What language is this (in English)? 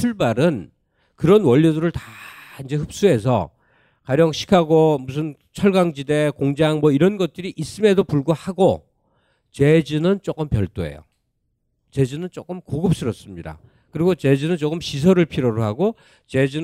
Korean